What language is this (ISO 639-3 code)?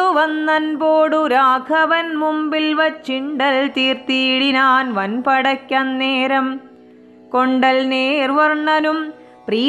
mal